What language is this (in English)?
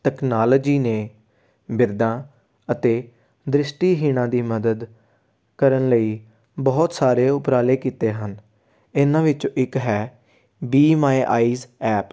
Punjabi